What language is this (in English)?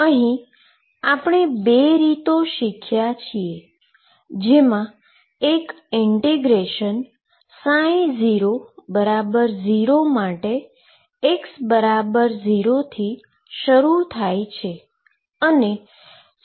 Gujarati